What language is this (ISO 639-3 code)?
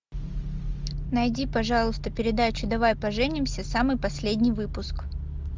rus